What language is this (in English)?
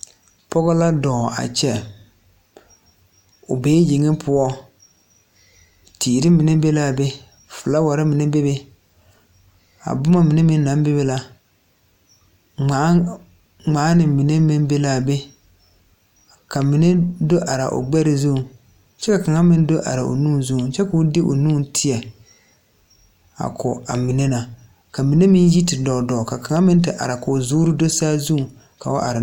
Southern Dagaare